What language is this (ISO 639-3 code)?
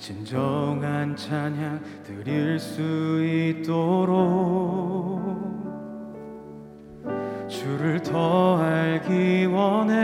kor